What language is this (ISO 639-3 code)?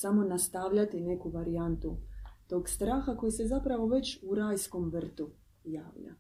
hrv